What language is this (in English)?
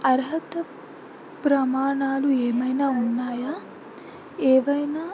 Telugu